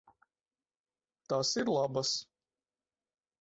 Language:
Latvian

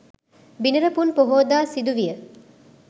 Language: Sinhala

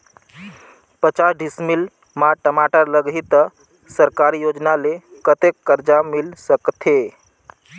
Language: Chhattisgarhi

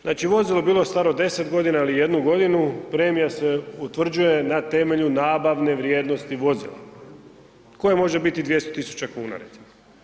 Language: Croatian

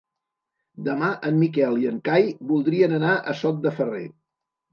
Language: Catalan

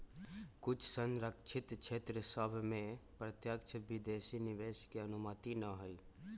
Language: Magahi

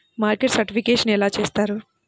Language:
Telugu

